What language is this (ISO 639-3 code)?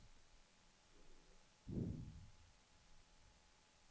swe